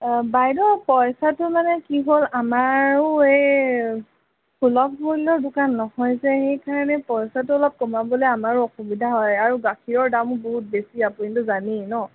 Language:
Assamese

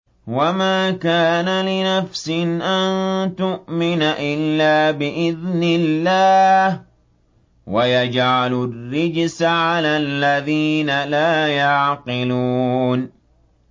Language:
Arabic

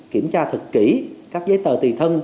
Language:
Vietnamese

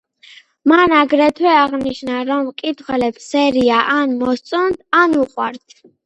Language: Georgian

